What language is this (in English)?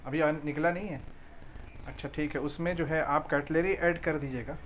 Urdu